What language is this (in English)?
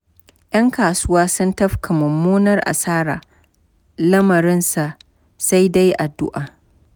Hausa